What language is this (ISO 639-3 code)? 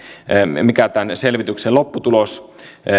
fin